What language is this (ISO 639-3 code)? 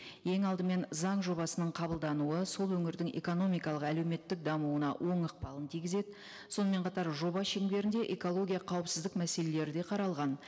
kaz